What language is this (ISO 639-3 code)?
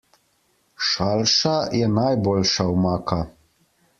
slv